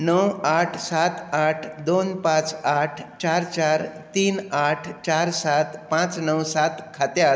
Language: Konkani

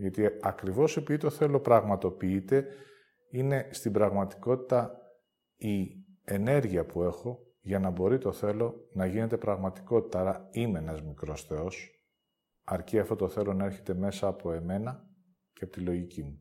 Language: Greek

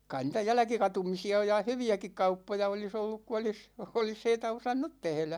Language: Finnish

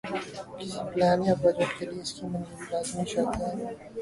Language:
Urdu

